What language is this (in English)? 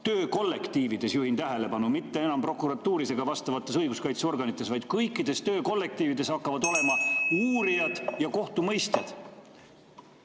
Estonian